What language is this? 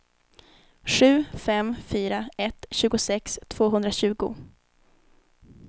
Swedish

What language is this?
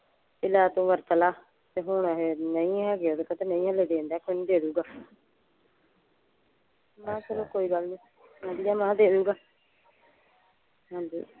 Punjabi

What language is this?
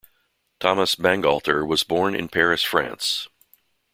English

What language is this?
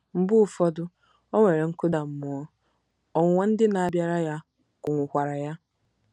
Igbo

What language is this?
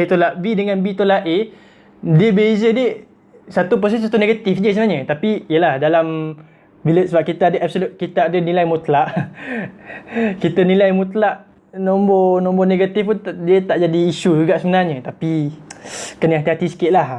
Malay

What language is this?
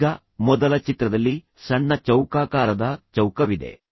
Kannada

